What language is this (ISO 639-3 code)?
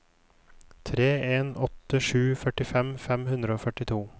nor